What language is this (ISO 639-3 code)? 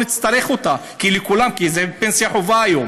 heb